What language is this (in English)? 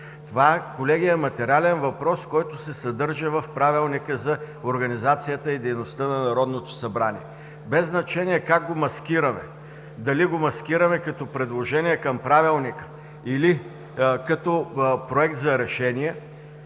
Bulgarian